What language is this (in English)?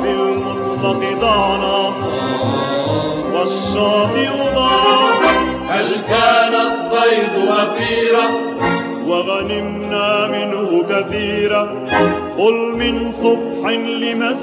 Arabic